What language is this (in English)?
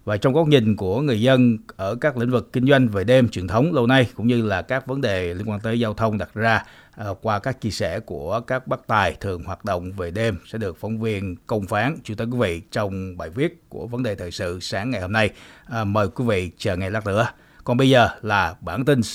Vietnamese